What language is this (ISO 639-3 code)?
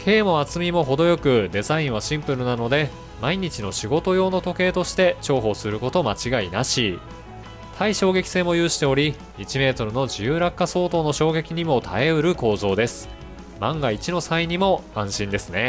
jpn